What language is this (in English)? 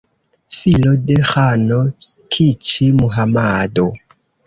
Esperanto